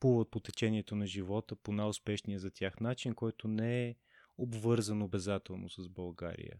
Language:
Bulgarian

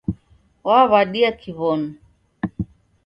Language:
Taita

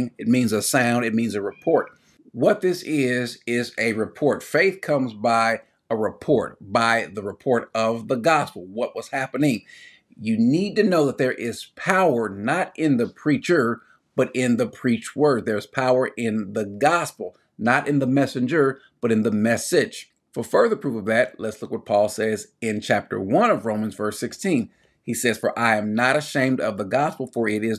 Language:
English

